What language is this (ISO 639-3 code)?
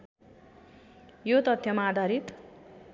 nep